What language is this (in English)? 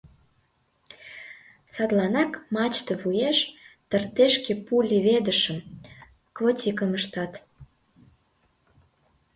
Mari